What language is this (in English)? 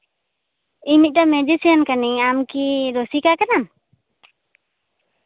Santali